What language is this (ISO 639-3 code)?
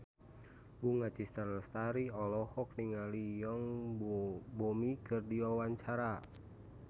sun